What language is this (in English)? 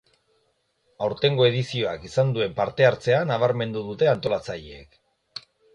Basque